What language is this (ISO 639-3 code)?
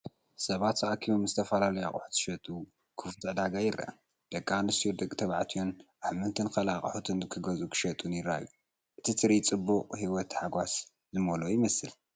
tir